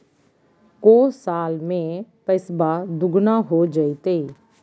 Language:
Magahi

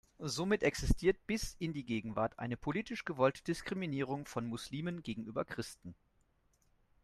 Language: German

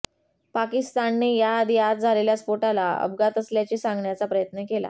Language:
Marathi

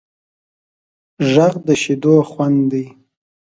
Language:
Pashto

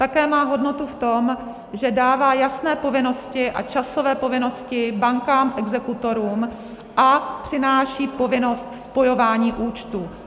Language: Czech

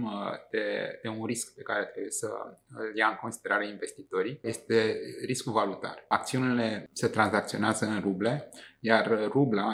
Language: Romanian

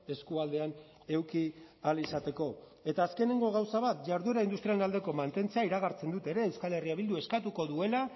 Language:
Basque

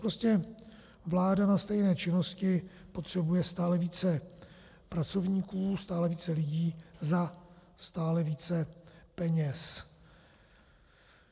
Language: Czech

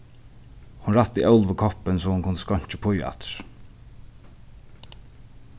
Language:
Faroese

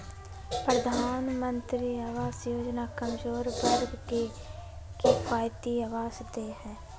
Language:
Magahi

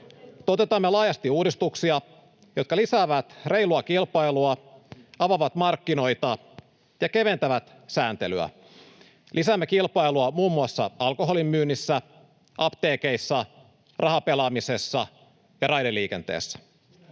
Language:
Finnish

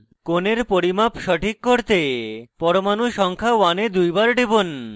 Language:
Bangla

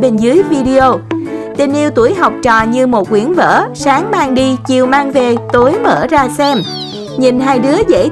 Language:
Vietnamese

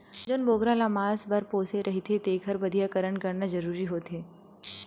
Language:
Chhattisgarhi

